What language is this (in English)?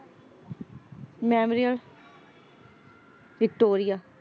Punjabi